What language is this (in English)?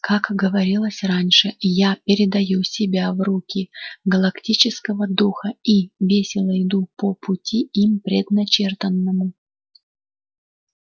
Russian